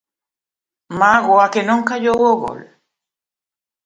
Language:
Galician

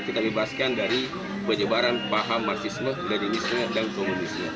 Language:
Indonesian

